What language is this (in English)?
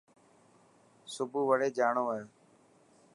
Dhatki